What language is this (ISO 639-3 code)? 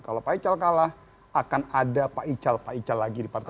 ind